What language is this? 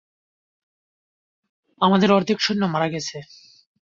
Bangla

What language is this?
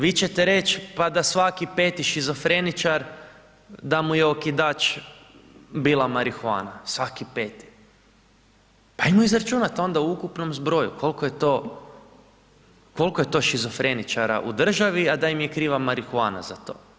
Croatian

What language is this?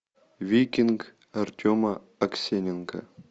Russian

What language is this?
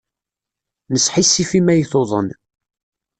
Kabyle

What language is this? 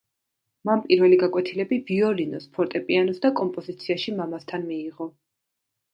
Georgian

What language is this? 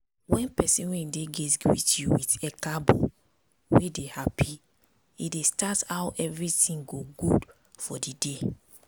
Nigerian Pidgin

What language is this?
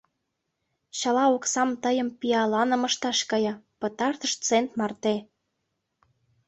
Mari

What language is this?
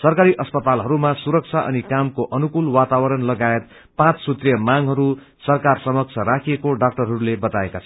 Nepali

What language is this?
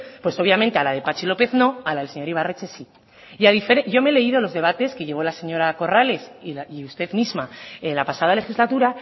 Spanish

